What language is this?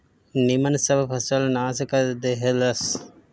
Bhojpuri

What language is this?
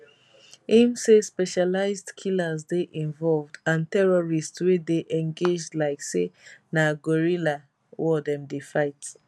Nigerian Pidgin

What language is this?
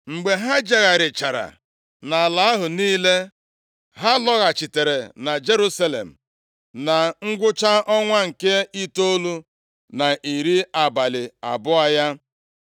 Igbo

